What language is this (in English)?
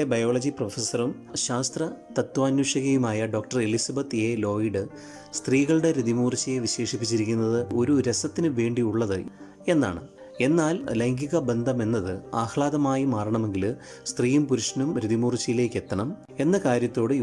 Malayalam